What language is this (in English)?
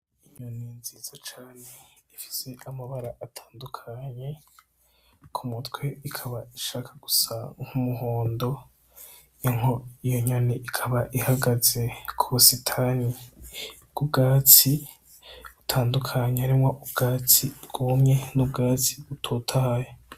Rundi